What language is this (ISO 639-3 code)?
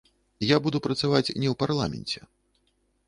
bel